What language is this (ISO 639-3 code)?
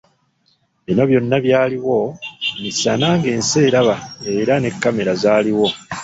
lug